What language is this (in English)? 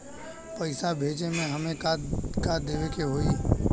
Bhojpuri